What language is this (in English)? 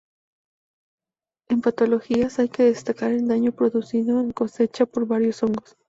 Spanish